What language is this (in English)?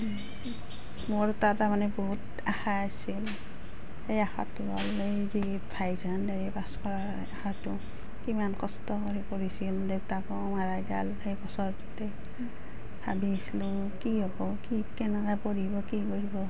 Assamese